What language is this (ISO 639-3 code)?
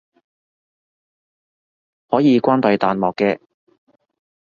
yue